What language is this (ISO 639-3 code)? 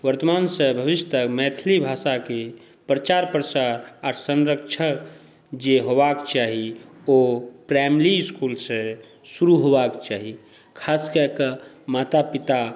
mai